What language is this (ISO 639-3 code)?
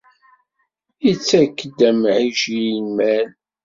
kab